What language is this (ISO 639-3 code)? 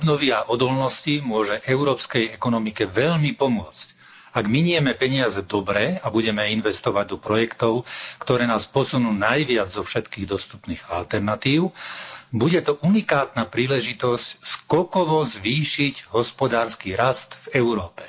slk